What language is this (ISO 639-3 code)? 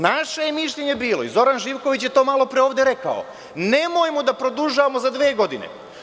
srp